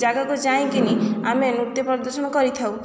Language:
Odia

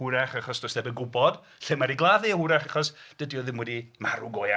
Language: Welsh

